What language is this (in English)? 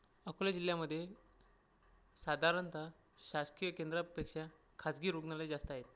Marathi